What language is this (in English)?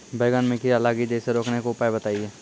Maithili